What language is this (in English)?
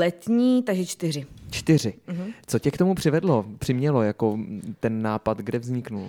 Czech